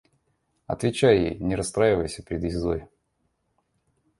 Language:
Russian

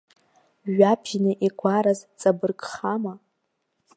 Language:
Abkhazian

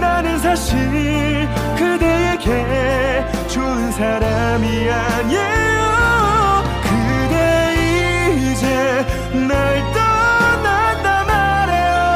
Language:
Korean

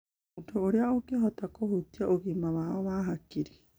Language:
Kikuyu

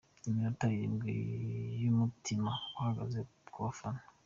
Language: Kinyarwanda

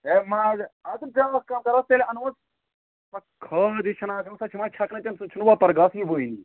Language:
Kashmiri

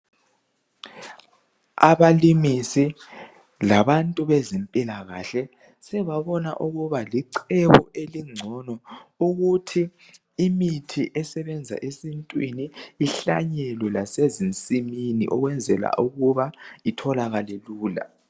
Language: North Ndebele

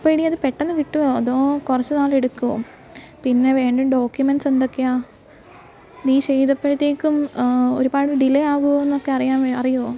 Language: Malayalam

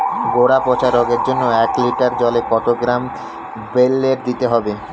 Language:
Bangla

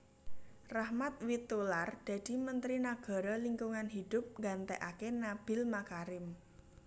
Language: Javanese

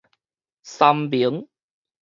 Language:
Min Nan Chinese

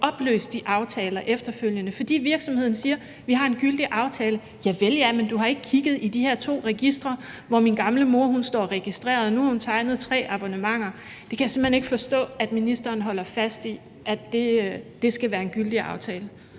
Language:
Danish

